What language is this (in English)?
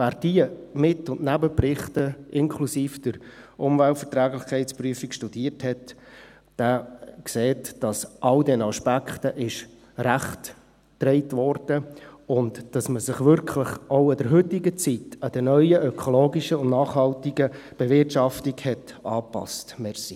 Swiss German